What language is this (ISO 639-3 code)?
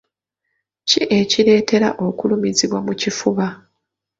lug